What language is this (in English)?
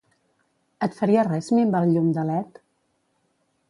Catalan